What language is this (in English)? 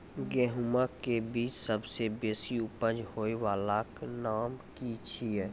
Maithili